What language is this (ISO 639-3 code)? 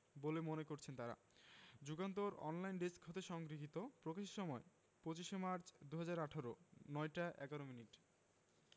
ben